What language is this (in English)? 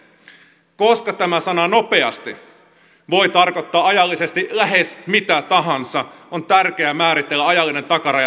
Finnish